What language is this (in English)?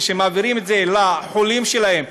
Hebrew